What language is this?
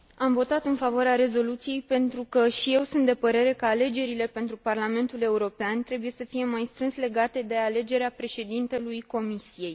Romanian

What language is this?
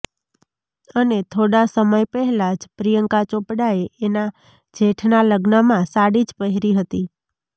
Gujarati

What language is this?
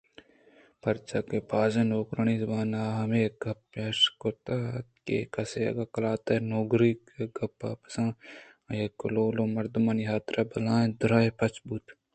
Eastern Balochi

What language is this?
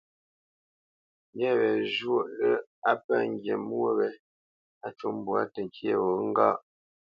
Bamenyam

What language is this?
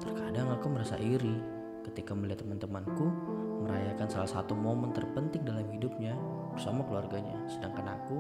Indonesian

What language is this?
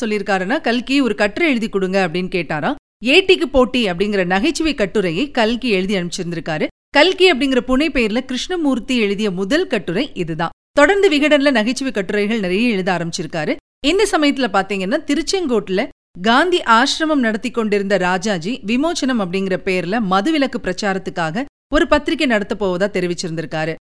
Tamil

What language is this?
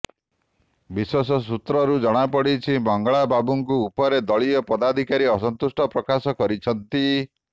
Odia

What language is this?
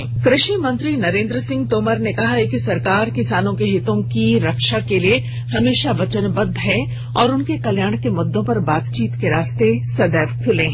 Hindi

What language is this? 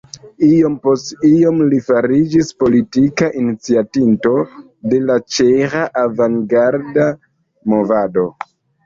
Esperanto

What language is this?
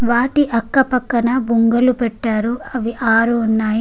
Telugu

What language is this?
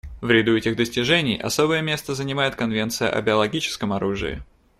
Russian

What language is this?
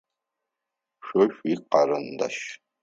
Adyghe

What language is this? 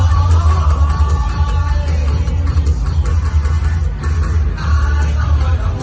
Thai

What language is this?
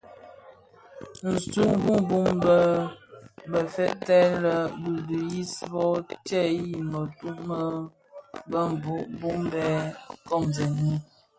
Bafia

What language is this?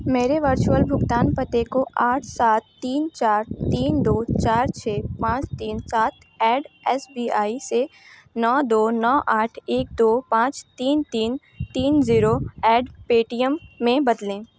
Hindi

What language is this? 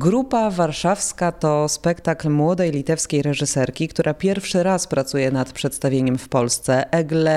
Polish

